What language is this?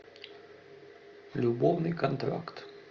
Russian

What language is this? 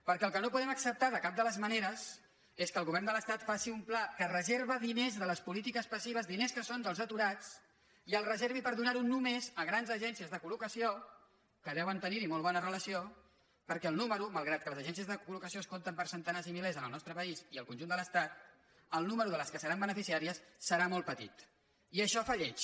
Catalan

